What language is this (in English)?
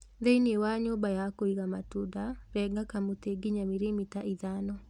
Kikuyu